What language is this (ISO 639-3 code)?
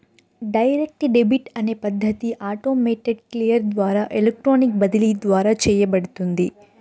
tel